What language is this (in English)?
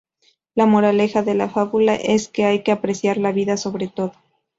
Spanish